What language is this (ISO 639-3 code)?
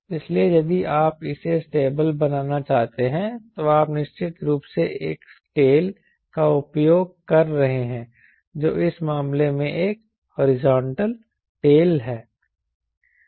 hin